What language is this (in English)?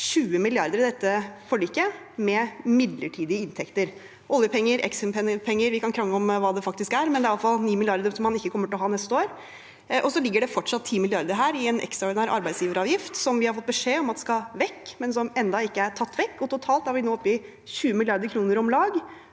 Norwegian